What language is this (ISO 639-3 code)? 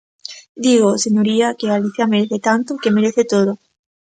glg